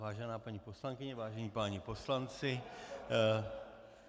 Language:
Czech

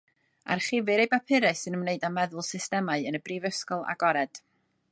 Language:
Welsh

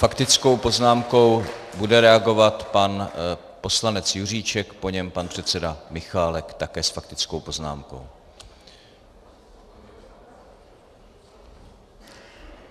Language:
Czech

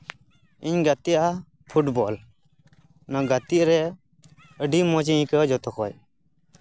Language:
Santali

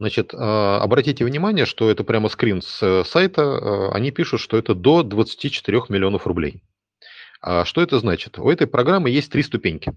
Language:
Russian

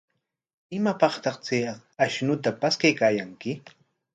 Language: Corongo Ancash Quechua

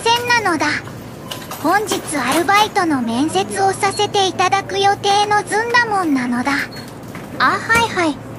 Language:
Japanese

